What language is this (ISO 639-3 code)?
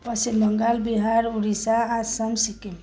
nep